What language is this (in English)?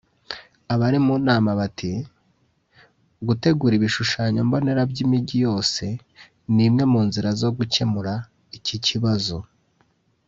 Kinyarwanda